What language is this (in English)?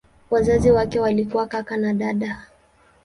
Swahili